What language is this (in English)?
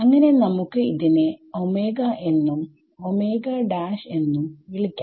Malayalam